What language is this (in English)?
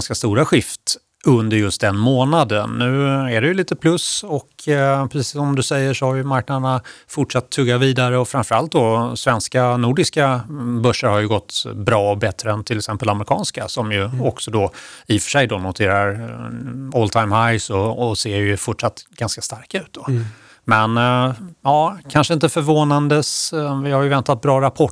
Swedish